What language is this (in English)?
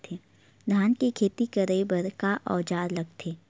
Chhattisgarhi